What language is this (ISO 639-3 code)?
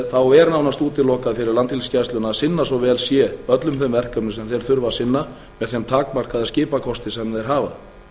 isl